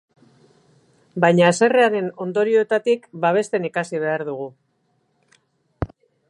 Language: Basque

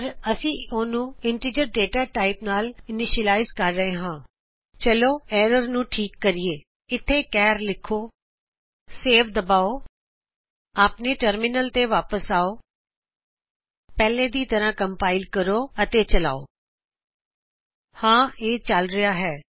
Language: Punjabi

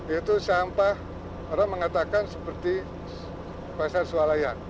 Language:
Indonesian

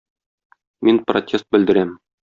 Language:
Tatar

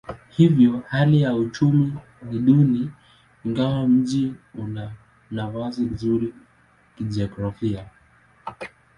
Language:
Swahili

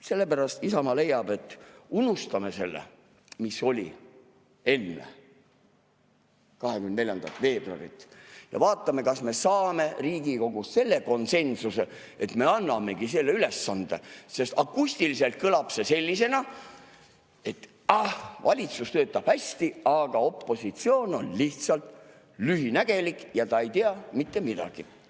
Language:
Estonian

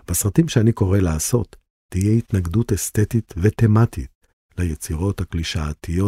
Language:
Hebrew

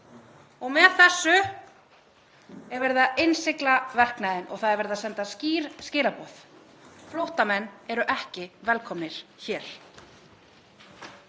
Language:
Icelandic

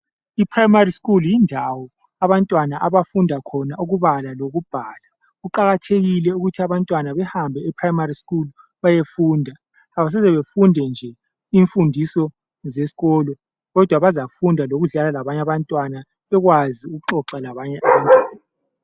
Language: North Ndebele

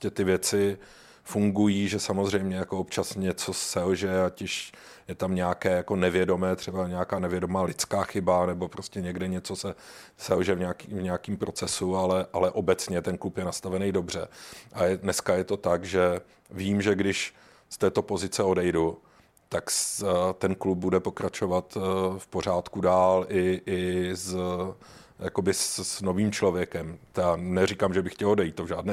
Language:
Czech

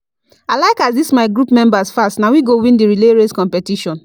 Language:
Nigerian Pidgin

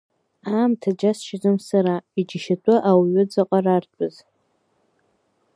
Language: Abkhazian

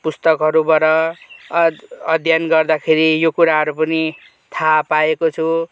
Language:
Nepali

